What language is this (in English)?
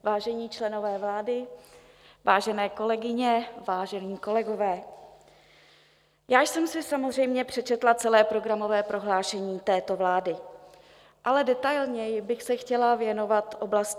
Czech